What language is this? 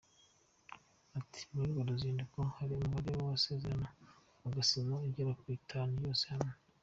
Kinyarwanda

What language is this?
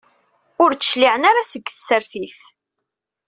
Kabyle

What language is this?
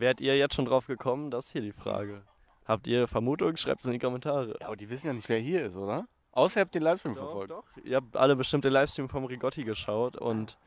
German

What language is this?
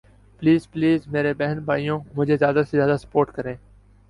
Urdu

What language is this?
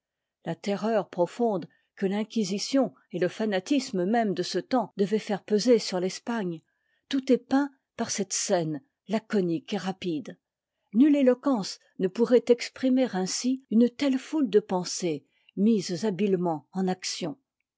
French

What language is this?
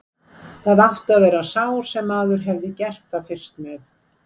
Icelandic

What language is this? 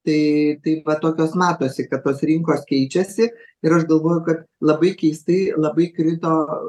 Lithuanian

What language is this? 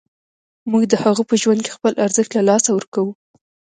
Pashto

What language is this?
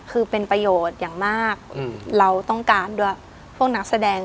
Thai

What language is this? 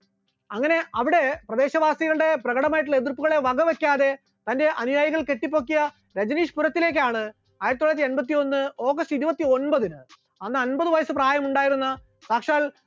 Malayalam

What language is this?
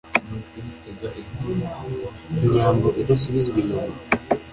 Kinyarwanda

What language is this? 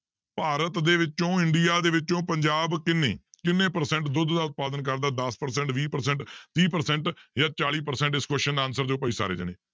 Punjabi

